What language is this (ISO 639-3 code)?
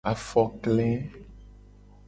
gej